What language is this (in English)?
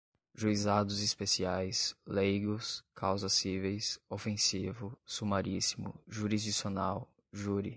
Portuguese